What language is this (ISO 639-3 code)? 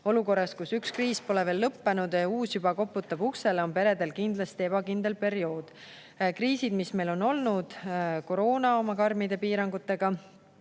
est